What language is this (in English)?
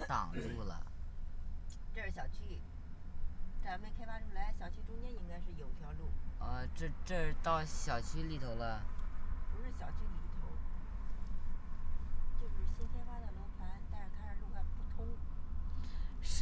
Chinese